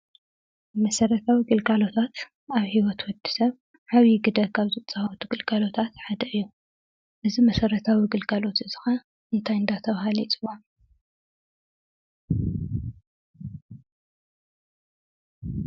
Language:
Tigrinya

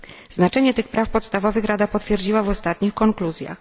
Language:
Polish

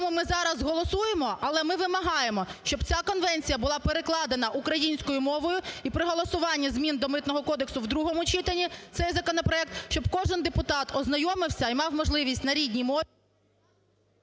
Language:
Ukrainian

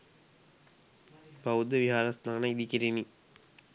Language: Sinhala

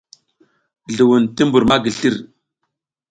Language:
South Giziga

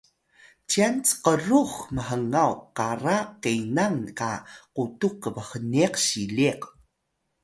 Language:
Atayal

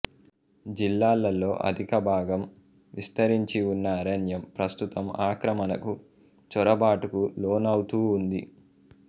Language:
Telugu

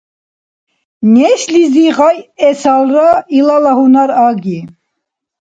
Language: Dargwa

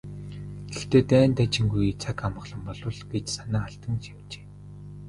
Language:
Mongolian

